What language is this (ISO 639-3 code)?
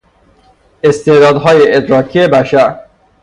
fas